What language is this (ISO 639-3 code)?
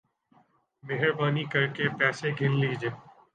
urd